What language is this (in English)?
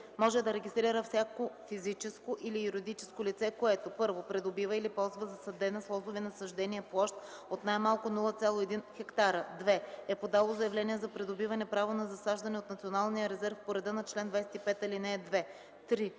Bulgarian